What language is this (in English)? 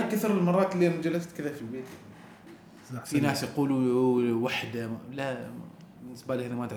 Arabic